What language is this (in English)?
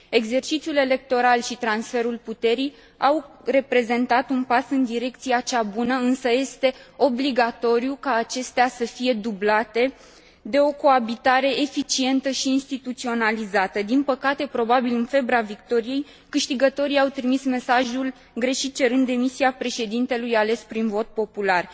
Romanian